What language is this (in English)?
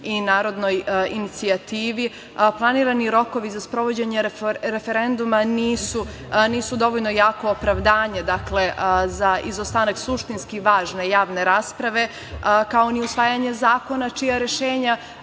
Serbian